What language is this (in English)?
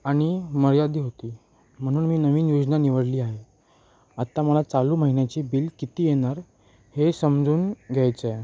Marathi